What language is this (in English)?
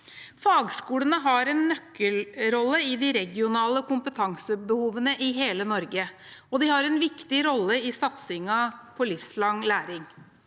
Norwegian